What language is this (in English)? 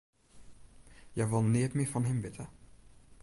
Western Frisian